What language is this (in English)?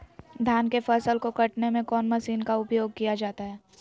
Magahi